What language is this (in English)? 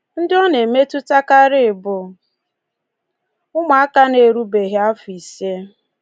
Igbo